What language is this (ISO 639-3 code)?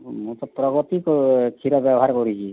ori